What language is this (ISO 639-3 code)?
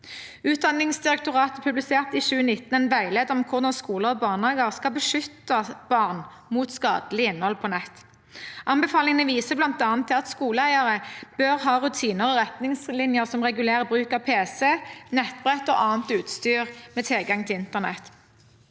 nor